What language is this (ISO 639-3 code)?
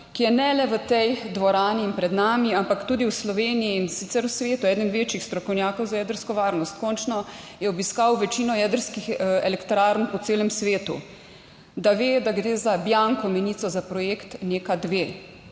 slv